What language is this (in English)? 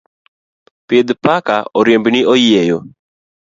Luo (Kenya and Tanzania)